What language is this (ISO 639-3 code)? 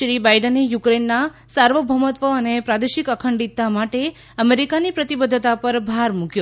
guj